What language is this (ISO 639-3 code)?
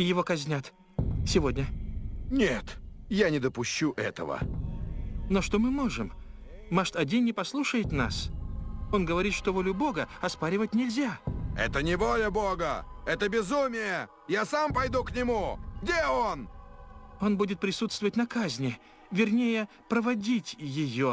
rus